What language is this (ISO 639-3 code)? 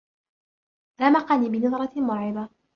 ara